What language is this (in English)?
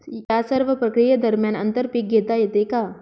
Marathi